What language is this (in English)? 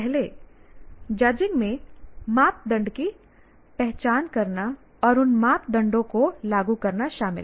Hindi